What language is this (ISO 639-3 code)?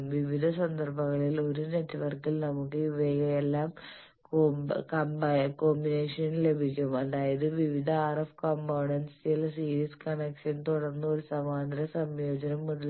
mal